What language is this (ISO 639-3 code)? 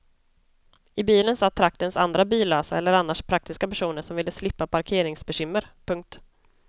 swe